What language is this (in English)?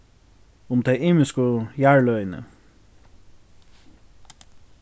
Faroese